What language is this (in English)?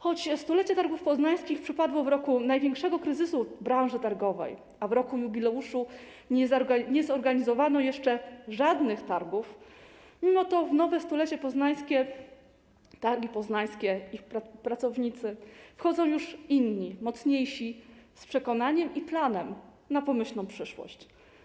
Polish